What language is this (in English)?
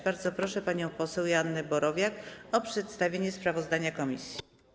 Polish